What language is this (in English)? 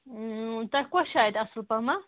Kashmiri